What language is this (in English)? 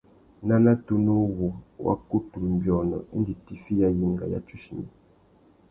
Tuki